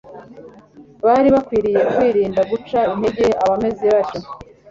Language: Kinyarwanda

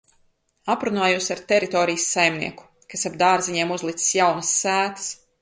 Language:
Latvian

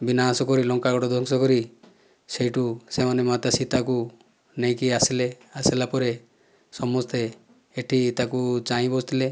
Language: Odia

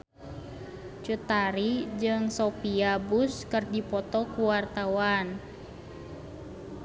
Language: Sundanese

